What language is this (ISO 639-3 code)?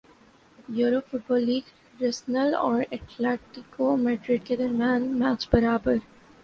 urd